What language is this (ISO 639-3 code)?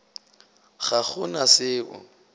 nso